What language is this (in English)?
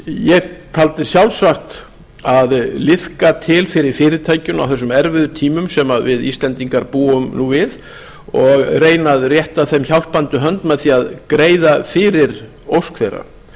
Icelandic